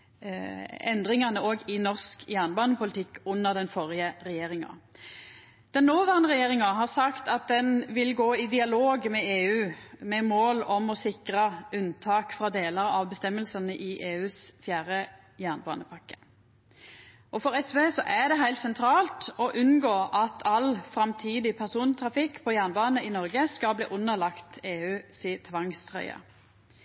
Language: Norwegian Nynorsk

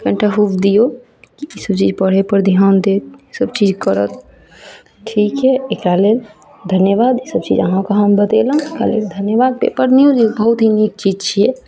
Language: Maithili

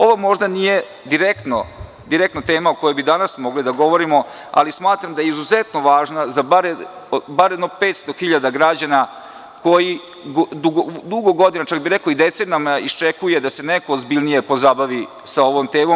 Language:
Serbian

